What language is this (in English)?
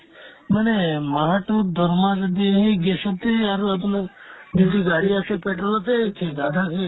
Assamese